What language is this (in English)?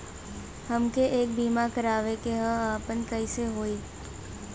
Bhojpuri